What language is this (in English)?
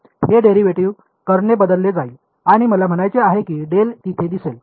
Marathi